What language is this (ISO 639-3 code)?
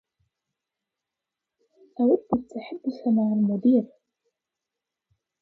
ara